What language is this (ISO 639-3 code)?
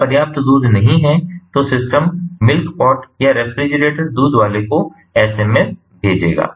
hin